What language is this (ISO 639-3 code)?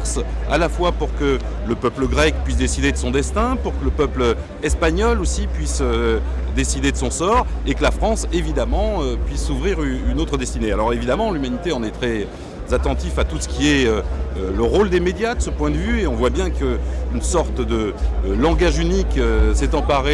fra